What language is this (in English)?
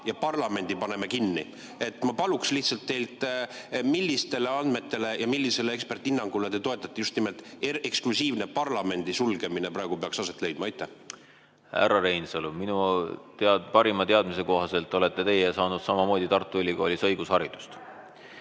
Estonian